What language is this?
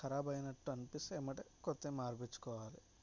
Telugu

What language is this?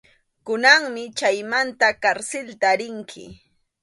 Arequipa-La Unión Quechua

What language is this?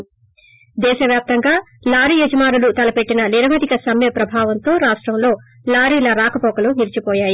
Telugu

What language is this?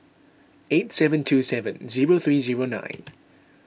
English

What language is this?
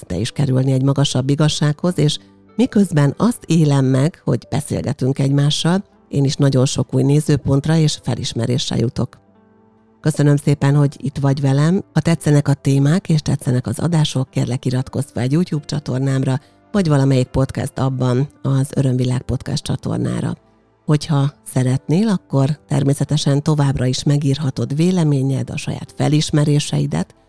Hungarian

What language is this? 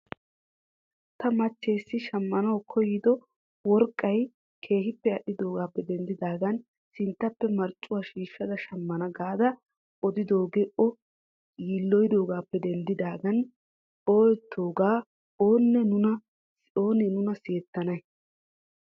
Wolaytta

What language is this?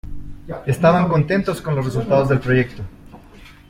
Spanish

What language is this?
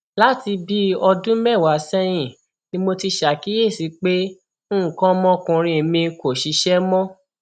Yoruba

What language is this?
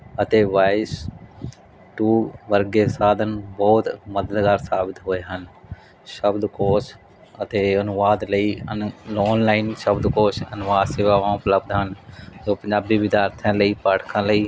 Punjabi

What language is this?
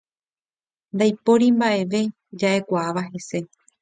Guarani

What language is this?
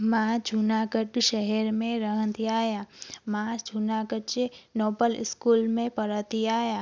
Sindhi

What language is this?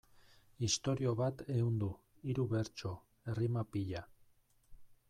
Basque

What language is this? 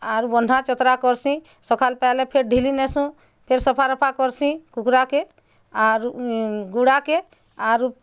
Odia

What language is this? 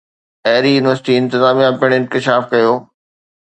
Sindhi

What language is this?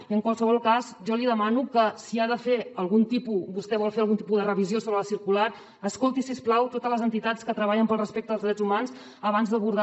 Catalan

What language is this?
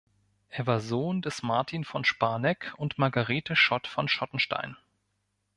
German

